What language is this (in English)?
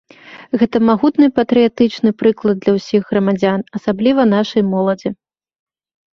Belarusian